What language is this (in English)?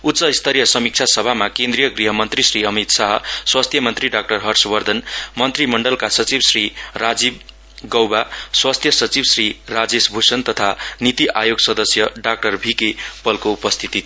Nepali